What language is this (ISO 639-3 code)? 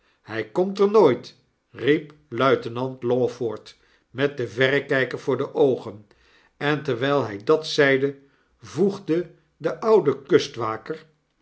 nld